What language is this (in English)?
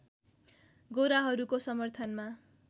Nepali